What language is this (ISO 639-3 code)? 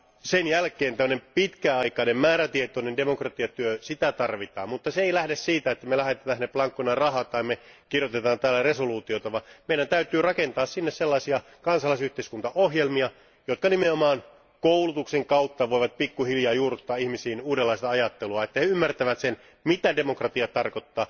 fin